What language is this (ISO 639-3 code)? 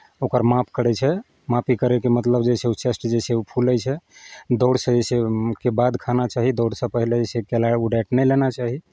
mai